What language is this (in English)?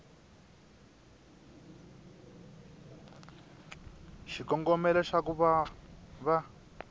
Tsonga